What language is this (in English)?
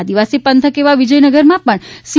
Gujarati